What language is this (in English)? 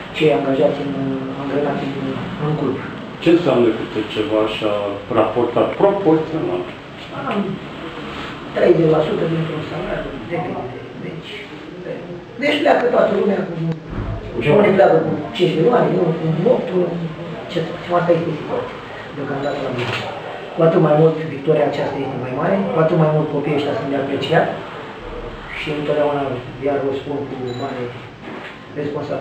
Romanian